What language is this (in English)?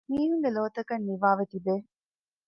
Divehi